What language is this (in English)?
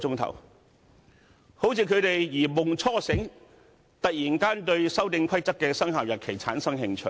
Cantonese